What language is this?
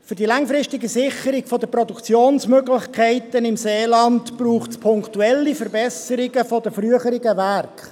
Swiss German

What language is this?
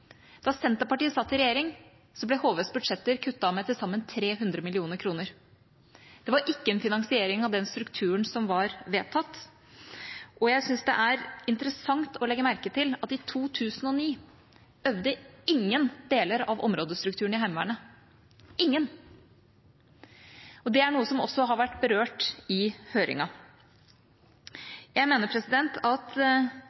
Norwegian Bokmål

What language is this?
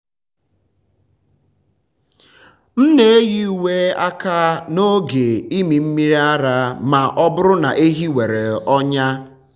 Igbo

